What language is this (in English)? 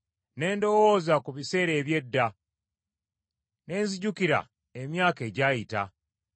Ganda